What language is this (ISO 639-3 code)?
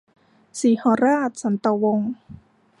tha